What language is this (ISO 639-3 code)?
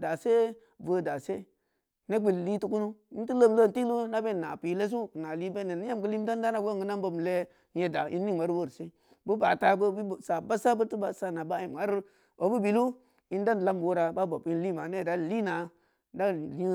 ndi